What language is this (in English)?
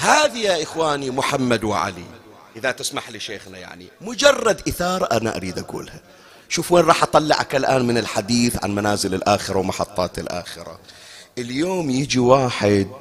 Arabic